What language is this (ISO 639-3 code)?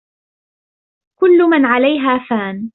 ara